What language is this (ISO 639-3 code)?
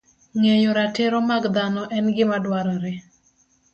luo